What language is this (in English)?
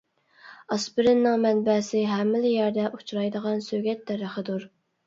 Uyghur